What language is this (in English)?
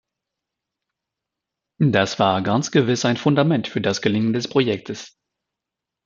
German